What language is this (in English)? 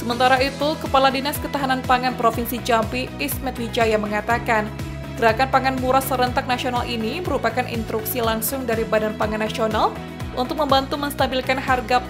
Indonesian